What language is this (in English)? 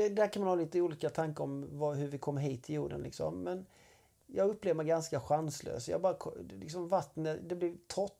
Swedish